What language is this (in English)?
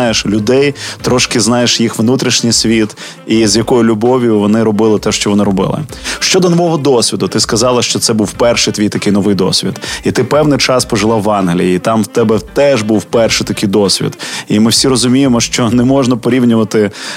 Ukrainian